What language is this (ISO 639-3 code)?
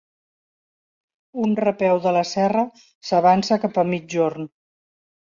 cat